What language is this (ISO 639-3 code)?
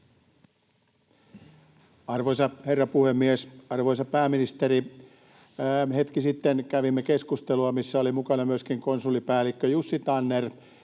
fin